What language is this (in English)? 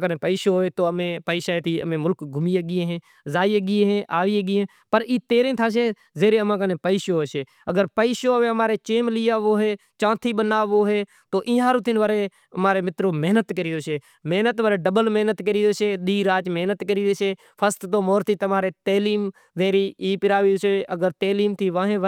Kachi Koli